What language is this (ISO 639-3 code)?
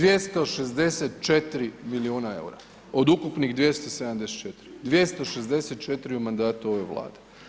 hrv